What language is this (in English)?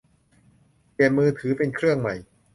Thai